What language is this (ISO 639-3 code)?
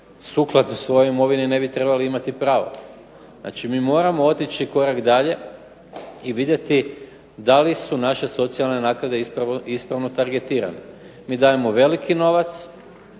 hrv